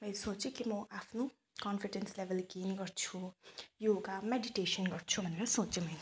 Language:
Nepali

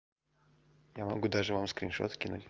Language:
Russian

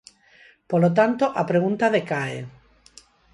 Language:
Galician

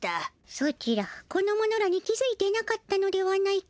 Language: Japanese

